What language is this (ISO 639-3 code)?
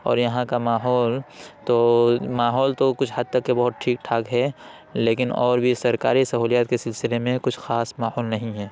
urd